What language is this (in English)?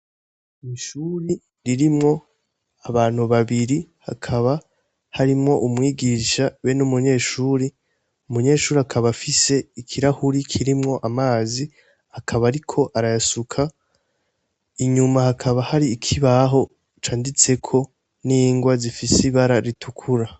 Rundi